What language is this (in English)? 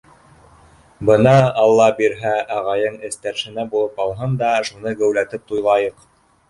Bashkir